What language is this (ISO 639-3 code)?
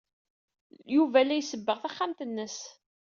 kab